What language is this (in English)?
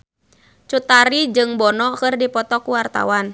Sundanese